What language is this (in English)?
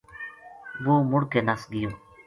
Gujari